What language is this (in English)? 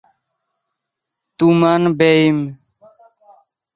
Bangla